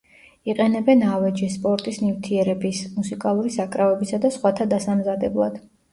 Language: Georgian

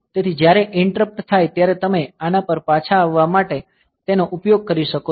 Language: Gujarati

